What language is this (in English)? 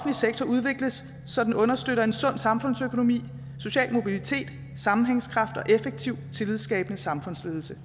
Danish